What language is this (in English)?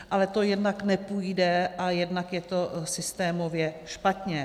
Czech